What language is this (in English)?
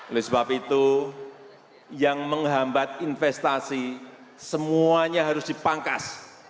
Indonesian